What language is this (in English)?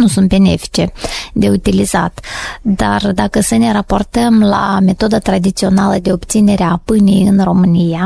Romanian